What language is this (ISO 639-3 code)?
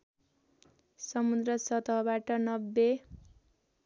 nep